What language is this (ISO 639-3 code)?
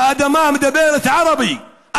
heb